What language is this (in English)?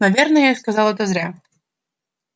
Russian